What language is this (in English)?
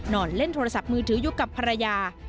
Thai